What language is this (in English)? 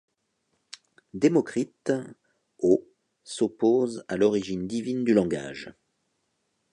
French